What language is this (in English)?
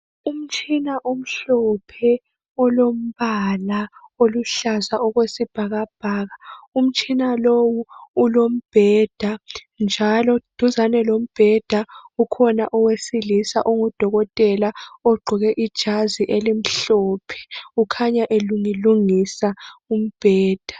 North Ndebele